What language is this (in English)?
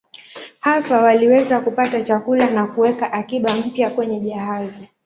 Swahili